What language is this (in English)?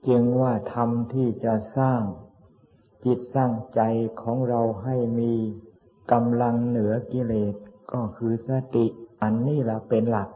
Thai